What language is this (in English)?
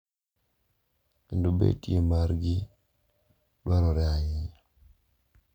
Luo (Kenya and Tanzania)